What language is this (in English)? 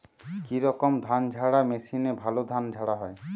Bangla